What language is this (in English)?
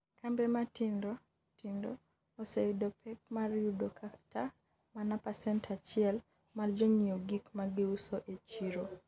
Luo (Kenya and Tanzania)